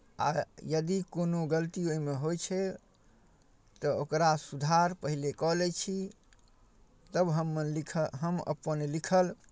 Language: Maithili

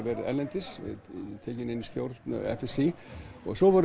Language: Icelandic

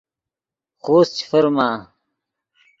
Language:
Yidgha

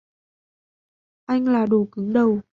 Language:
Vietnamese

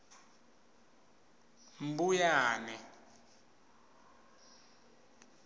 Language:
Swati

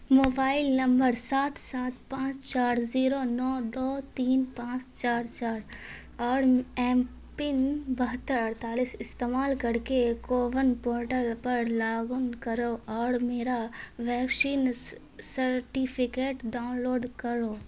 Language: Urdu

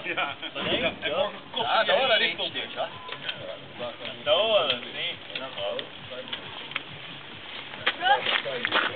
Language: Dutch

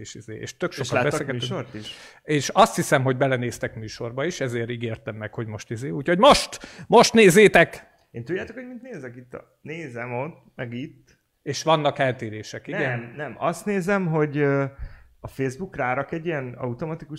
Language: Hungarian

